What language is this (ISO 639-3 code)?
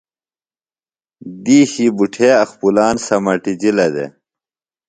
phl